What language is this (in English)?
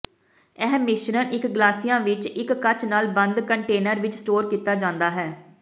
Punjabi